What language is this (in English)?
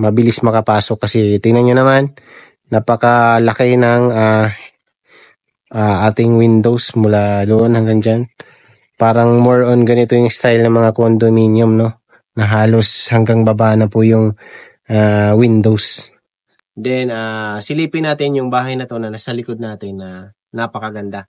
Filipino